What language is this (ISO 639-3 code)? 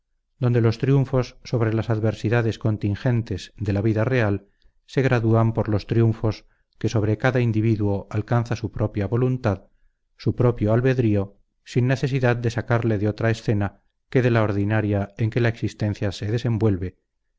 spa